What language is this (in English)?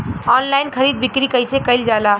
Bhojpuri